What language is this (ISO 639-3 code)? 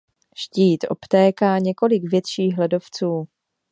ces